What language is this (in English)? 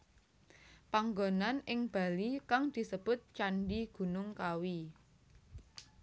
Javanese